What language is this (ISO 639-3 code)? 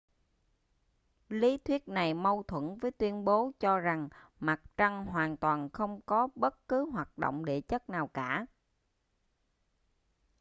vie